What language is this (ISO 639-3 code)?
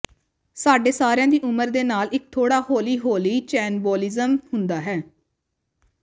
pan